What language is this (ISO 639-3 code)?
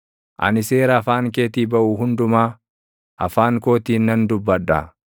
orm